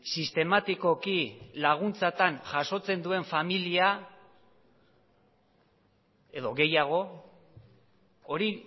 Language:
Basque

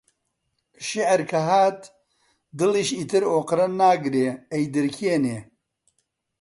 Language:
Central Kurdish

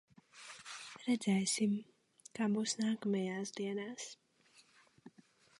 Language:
Latvian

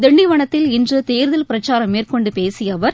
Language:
Tamil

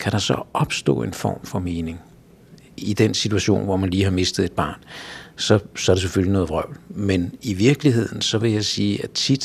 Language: Danish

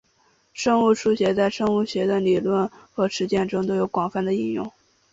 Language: Chinese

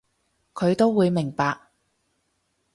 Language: Cantonese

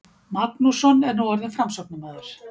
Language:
Icelandic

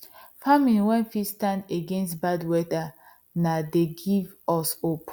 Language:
Nigerian Pidgin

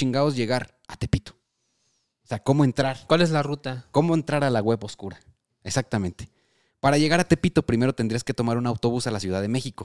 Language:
Spanish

